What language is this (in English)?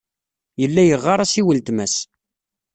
Kabyle